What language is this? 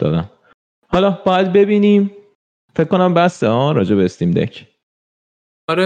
Persian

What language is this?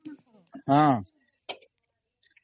Odia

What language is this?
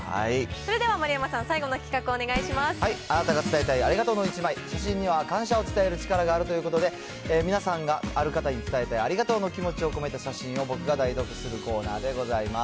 Japanese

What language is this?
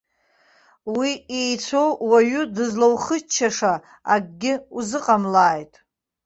Abkhazian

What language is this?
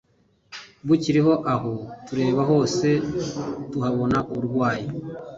Kinyarwanda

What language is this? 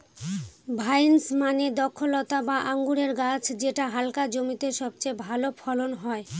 Bangla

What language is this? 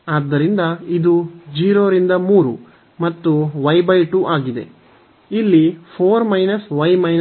Kannada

